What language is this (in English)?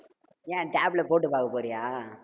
Tamil